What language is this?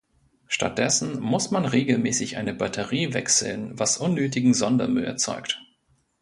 German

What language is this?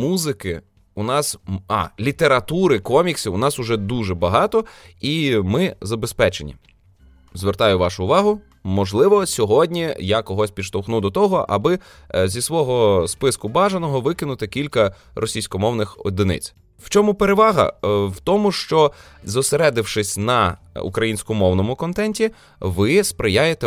Ukrainian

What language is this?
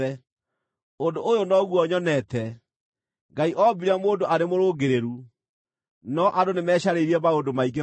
Kikuyu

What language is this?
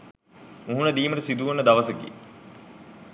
Sinhala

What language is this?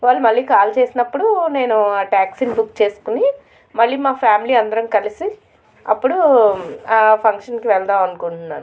Telugu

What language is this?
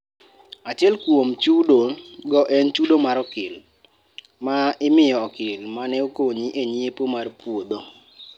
Luo (Kenya and Tanzania)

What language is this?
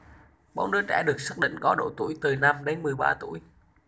Vietnamese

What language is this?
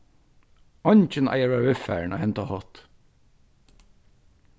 Faroese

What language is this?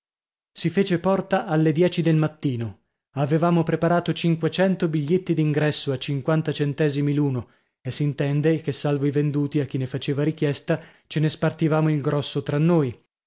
Italian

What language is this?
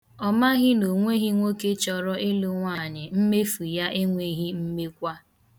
Igbo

